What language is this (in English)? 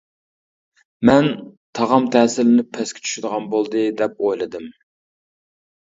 Uyghur